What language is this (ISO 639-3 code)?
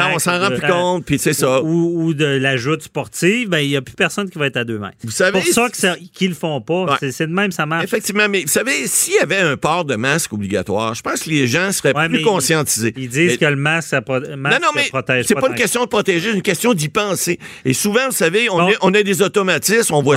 fra